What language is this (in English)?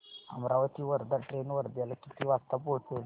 Marathi